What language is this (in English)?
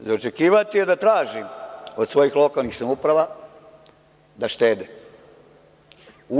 Serbian